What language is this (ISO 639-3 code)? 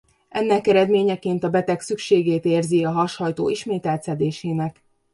hun